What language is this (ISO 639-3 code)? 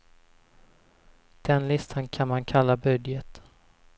swe